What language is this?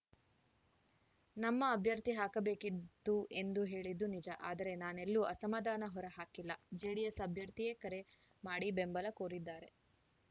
Kannada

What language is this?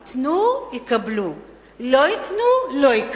Hebrew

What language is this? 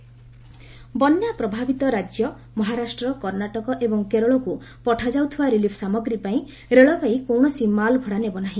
Odia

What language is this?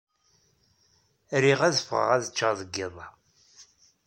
Kabyle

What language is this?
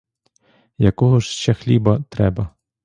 Ukrainian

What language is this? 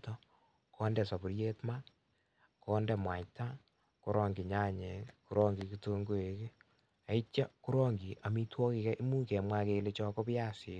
Kalenjin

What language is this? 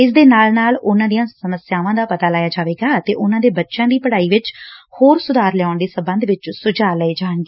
Punjabi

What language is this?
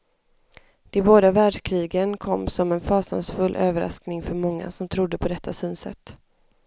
Swedish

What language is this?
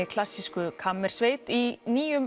Icelandic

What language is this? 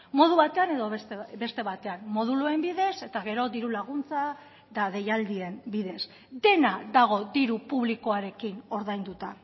Basque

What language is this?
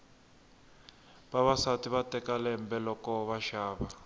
Tsonga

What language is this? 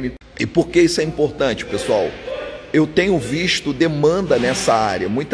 Portuguese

